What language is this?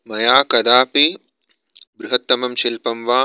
Sanskrit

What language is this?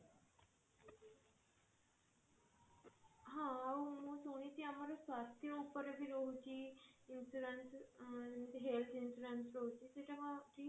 Odia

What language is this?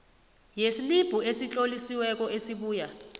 South Ndebele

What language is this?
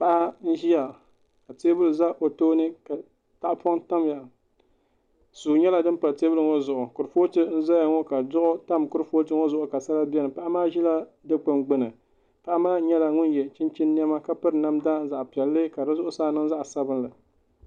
Dagbani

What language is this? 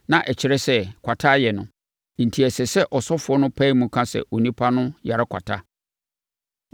Akan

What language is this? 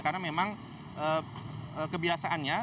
Indonesian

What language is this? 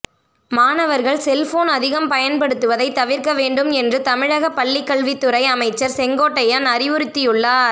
Tamil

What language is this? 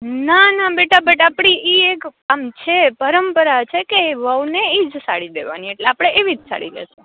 Gujarati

